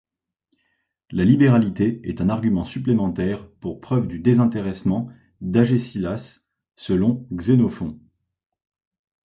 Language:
French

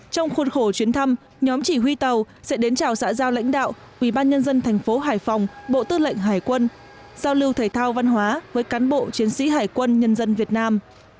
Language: Vietnamese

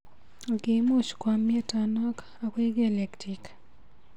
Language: Kalenjin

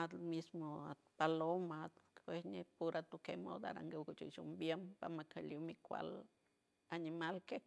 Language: San Francisco Del Mar Huave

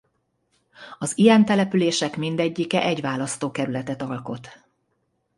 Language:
Hungarian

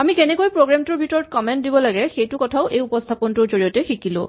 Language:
Assamese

